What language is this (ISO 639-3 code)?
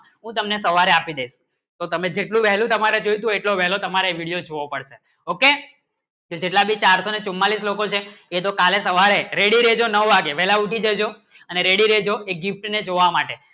guj